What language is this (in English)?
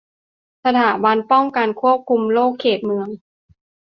Thai